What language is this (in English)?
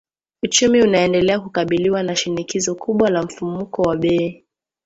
Swahili